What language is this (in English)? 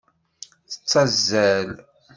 Kabyle